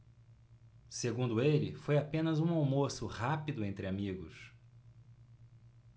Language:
Portuguese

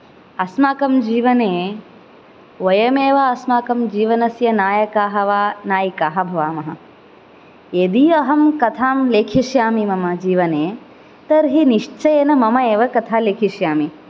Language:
Sanskrit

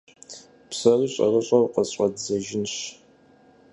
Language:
Kabardian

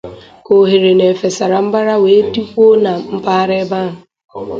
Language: Igbo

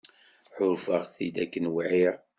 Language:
Kabyle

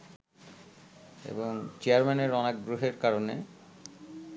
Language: Bangla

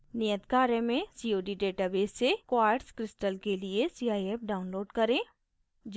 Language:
Hindi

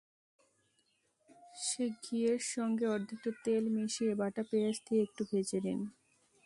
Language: Bangla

